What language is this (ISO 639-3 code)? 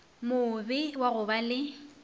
nso